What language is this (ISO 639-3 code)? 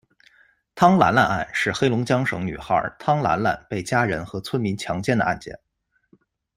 zho